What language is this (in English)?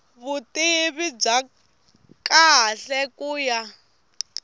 Tsonga